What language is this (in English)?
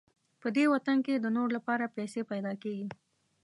Pashto